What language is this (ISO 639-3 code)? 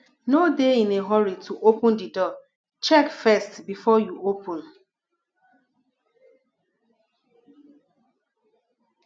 pcm